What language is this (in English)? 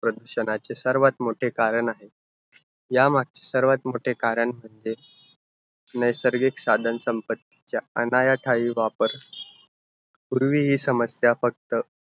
Marathi